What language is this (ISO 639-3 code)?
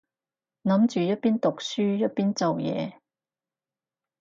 yue